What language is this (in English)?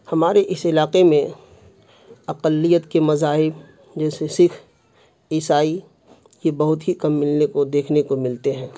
Urdu